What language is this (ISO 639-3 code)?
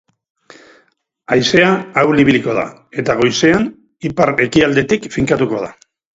eus